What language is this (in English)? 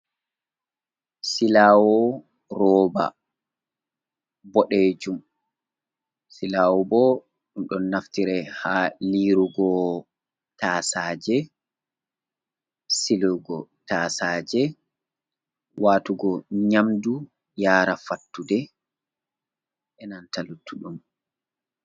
Fula